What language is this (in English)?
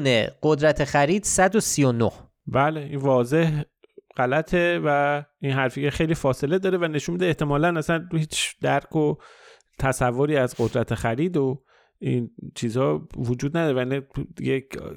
Persian